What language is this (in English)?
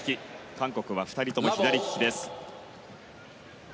Japanese